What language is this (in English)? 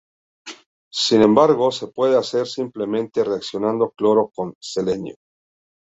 Spanish